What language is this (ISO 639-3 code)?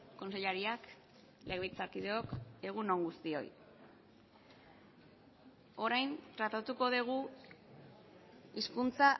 eus